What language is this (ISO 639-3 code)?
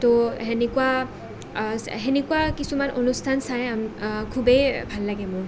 asm